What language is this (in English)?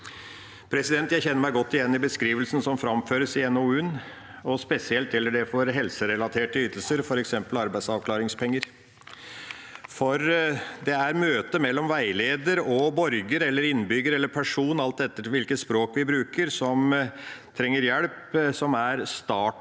Norwegian